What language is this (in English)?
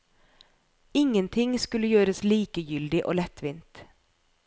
Norwegian